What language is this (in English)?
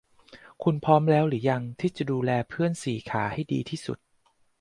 Thai